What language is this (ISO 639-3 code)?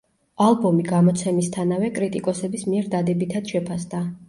kat